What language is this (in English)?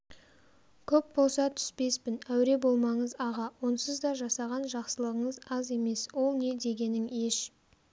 Kazakh